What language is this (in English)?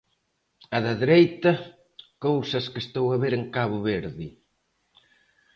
Galician